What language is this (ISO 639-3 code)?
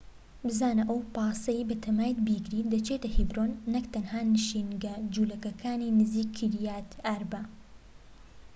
ckb